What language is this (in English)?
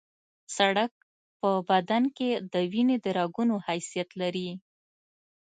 Pashto